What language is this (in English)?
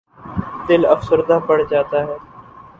Urdu